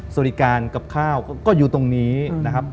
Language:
Thai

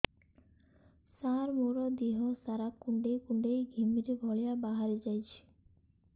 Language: Odia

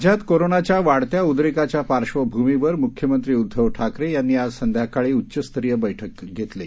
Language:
Marathi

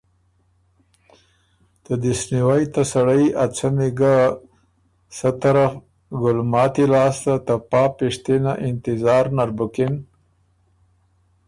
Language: Ormuri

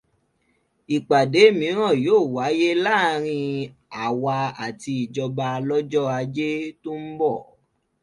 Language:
Yoruba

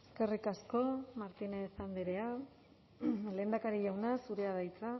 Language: Basque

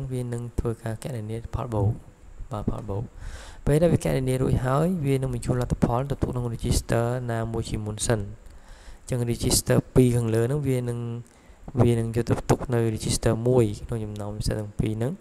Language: Thai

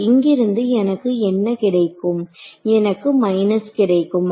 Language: Tamil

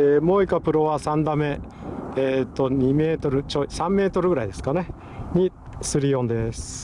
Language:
Japanese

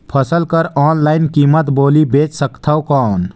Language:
Chhattisgarhi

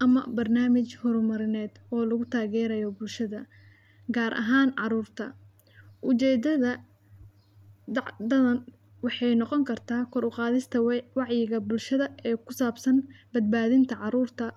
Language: Somali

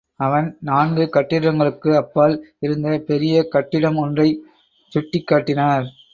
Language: Tamil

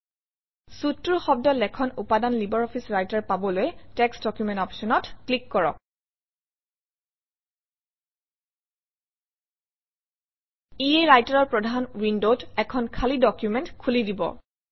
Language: Assamese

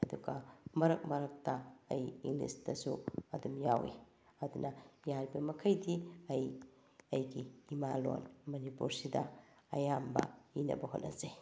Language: Manipuri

